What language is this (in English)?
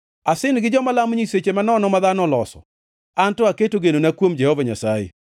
Luo (Kenya and Tanzania)